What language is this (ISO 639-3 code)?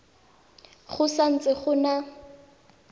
tsn